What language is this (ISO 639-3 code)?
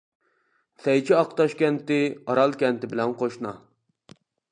uig